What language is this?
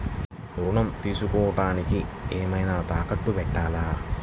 Telugu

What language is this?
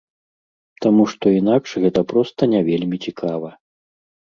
Belarusian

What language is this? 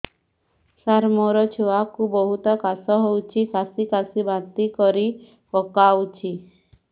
Odia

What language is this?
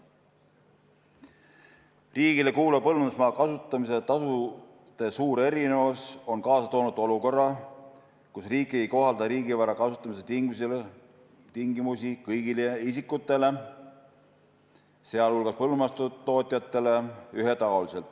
Estonian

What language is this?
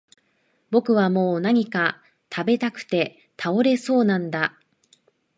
Japanese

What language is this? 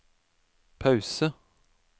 Norwegian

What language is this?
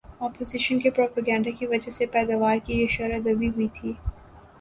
Urdu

